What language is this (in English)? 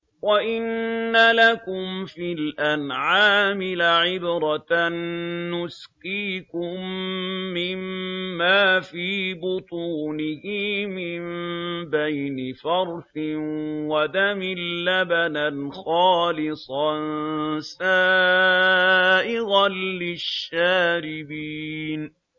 Arabic